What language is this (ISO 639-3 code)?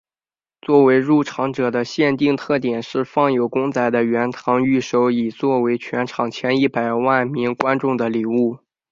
zho